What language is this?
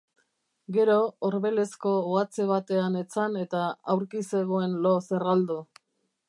Basque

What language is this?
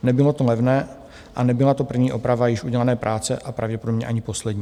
Czech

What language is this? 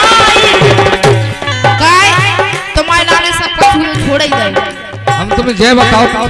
Hindi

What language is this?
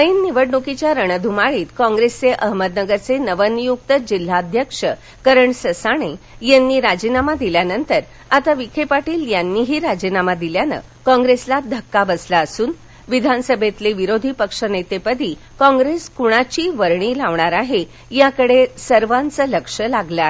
Marathi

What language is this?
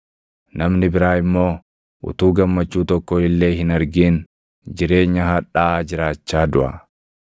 Oromo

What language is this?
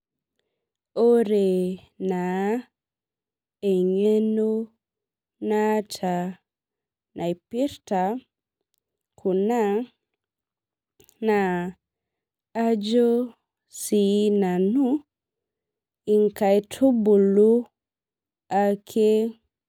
Masai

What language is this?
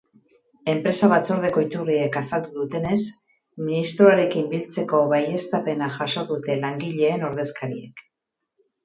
Basque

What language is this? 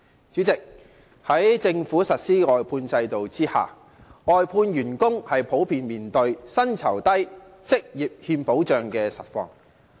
Cantonese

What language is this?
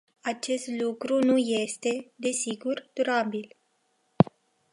Romanian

